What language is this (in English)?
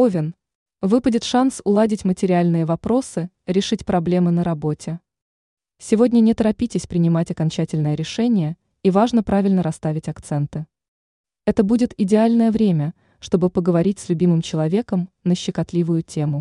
Russian